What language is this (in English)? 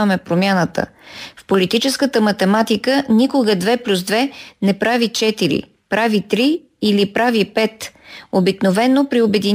Bulgarian